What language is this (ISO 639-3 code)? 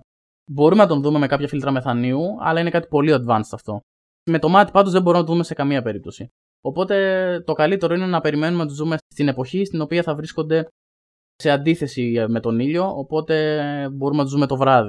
ell